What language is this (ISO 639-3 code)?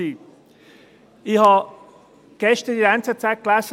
gsw